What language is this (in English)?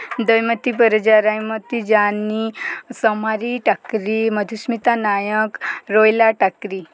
Odia